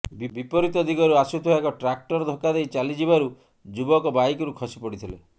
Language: Odia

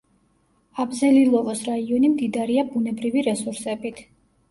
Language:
Georgian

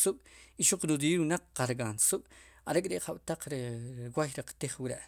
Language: Sipacapense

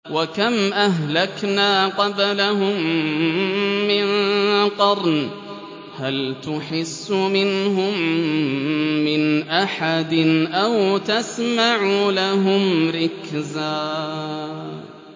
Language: Arabic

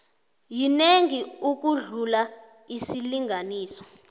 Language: South Ndebele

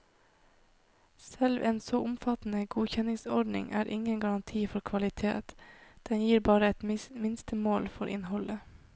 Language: Norwegian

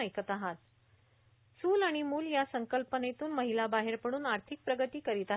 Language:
Marathi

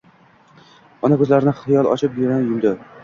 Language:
Uzbek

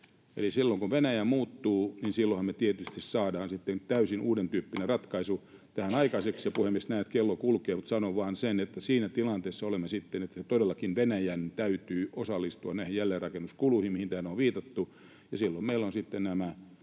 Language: Finnish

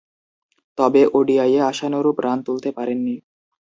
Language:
Bangla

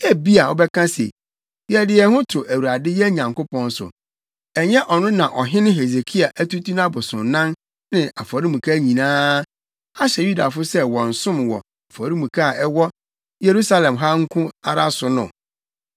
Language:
Akan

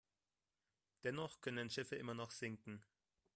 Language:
German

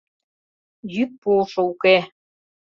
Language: Mari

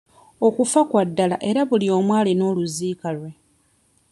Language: Ganda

